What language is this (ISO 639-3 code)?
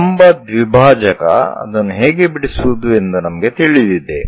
kan